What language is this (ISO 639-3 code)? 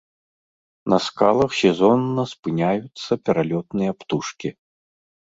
bel